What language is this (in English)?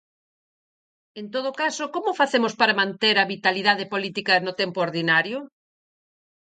Galician